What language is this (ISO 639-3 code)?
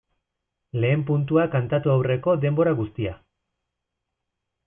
eus